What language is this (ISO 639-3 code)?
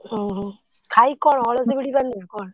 ori